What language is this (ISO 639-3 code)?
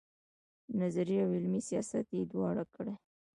pus